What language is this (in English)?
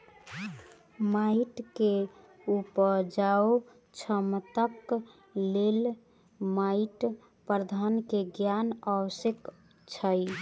Maithili